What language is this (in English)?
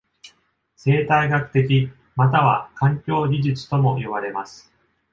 Japanese